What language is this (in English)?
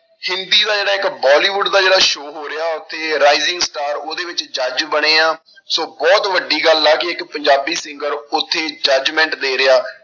Punjabi